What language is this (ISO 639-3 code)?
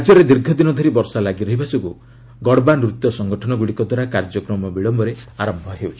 ori